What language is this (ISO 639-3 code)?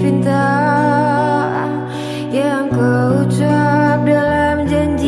ind